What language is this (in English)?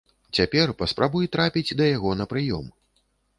Belarusian